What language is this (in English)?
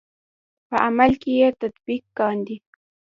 Pashto